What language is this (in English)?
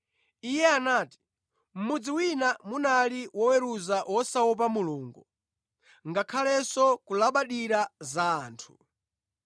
Nyanja